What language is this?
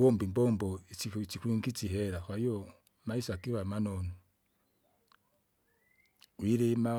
Kinga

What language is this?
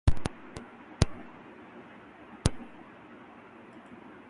Urdu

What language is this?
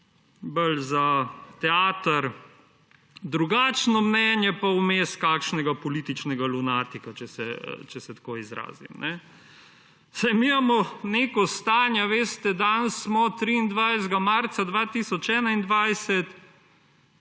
Slovenian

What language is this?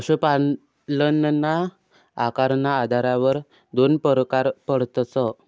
Marathi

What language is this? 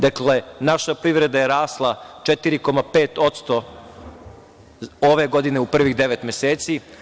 Serbian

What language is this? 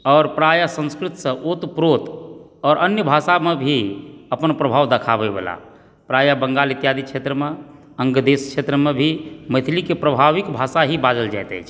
Maithili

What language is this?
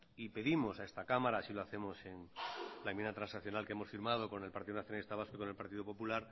Spanish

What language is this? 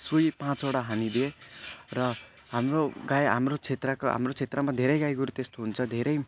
Nepali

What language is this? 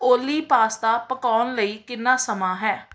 Punjabi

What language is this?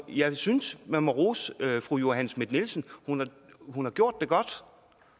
Danish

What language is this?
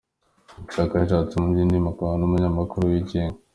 Kinyarwanda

